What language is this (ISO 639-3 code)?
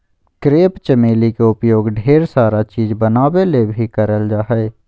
mag